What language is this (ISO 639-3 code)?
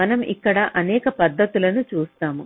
tel